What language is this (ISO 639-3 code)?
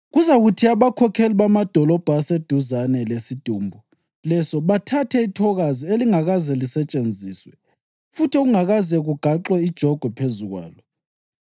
nde